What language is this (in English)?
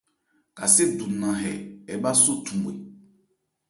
Ebrié